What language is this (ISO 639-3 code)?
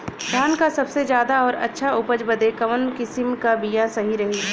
bho